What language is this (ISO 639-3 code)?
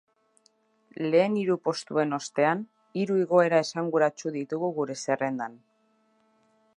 eus